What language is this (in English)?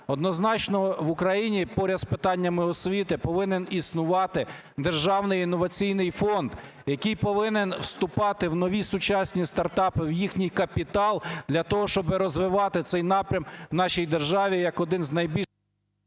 Ukrainian